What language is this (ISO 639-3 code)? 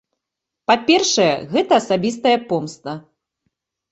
bel